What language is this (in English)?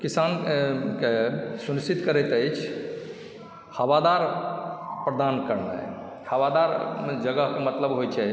Maithili